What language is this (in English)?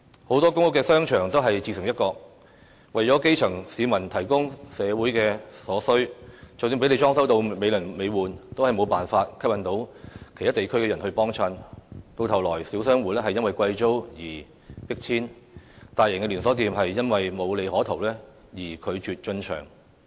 Cantonese